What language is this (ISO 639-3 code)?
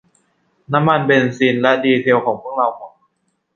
tha